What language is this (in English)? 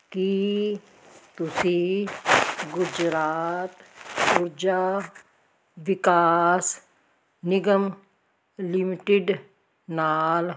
Punjabi